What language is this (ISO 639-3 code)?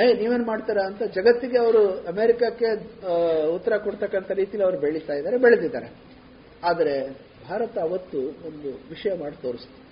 kan